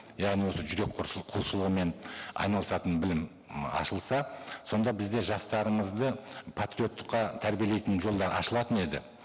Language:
Kazakh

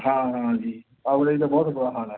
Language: Punjabi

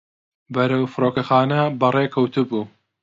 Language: Central Kurdish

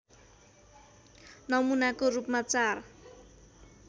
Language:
Nepali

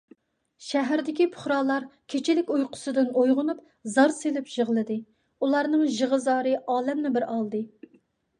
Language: Uyghur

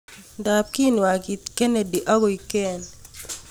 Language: Kalenjin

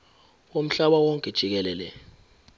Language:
Zulu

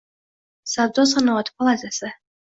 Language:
Uzbek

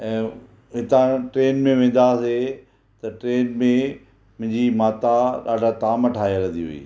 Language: Sindhi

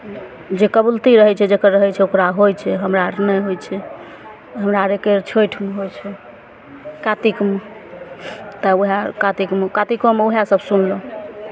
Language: Maithili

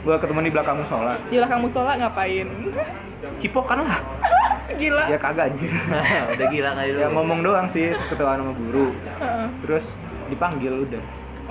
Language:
Indonesian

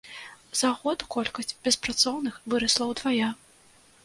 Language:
Belarusian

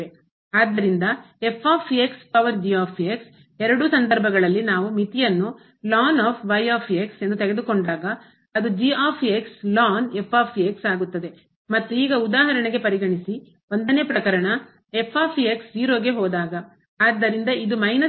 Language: Kannada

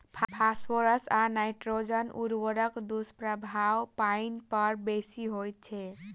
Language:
Maithili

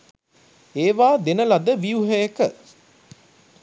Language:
Sinhala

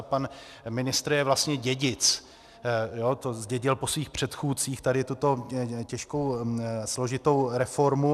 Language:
Czech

